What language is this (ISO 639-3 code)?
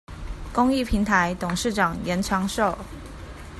zho